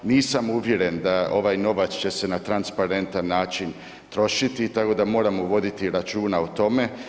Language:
Croatian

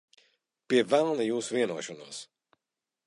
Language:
Latvian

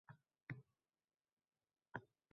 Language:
Uzbek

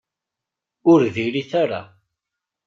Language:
Kabyle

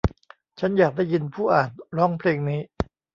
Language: Thai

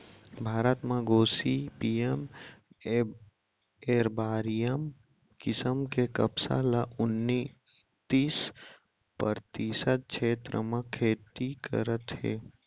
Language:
Chhattisgarhi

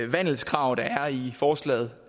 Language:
Danish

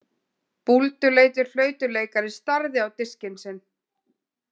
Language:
Icelandic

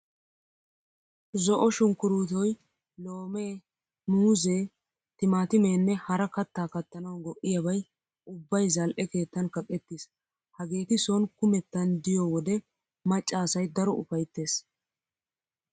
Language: Wolaytta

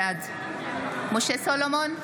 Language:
Hebrew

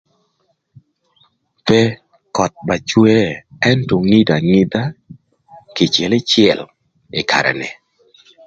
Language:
Thur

